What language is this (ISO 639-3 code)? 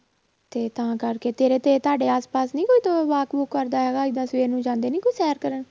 pan